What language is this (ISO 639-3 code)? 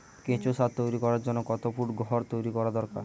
ben